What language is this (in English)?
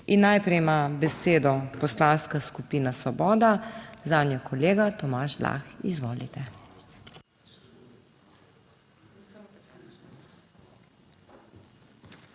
Slovenian